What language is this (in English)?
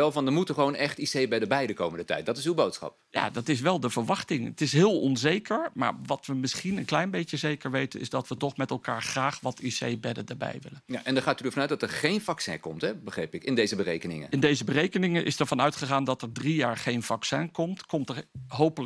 Dutch